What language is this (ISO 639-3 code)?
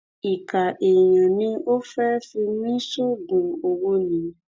yor